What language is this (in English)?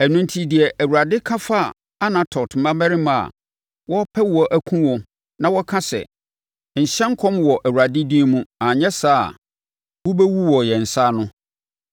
Akan